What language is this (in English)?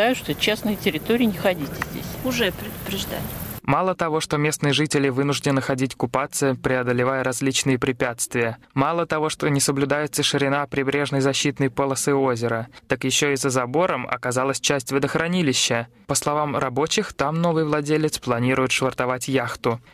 Russian